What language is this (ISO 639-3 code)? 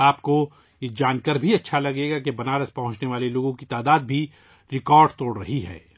urd